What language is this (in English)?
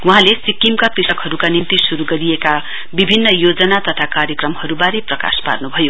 Nepali